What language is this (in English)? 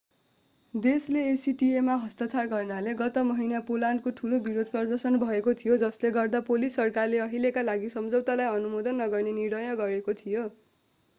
Nepali